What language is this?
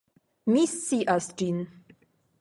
Esperanto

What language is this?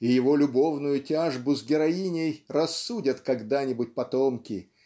Russian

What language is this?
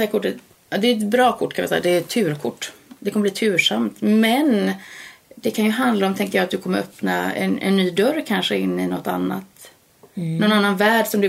Swedish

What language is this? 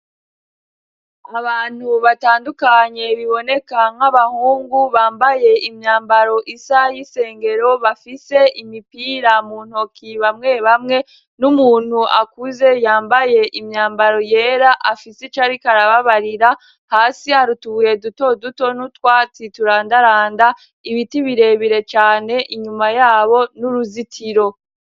Rundi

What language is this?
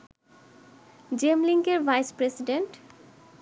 Bangla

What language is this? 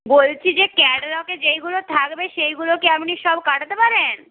Bangla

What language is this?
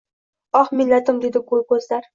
Uzbek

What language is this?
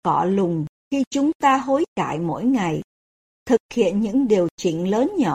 Vietnamese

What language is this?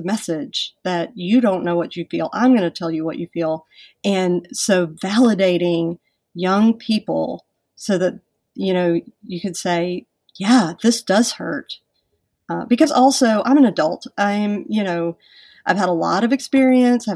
English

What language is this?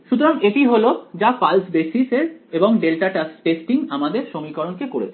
Bangla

